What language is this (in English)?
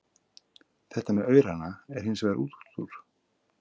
Icelandic